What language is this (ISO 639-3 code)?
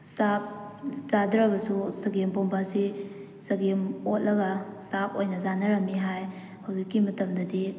mni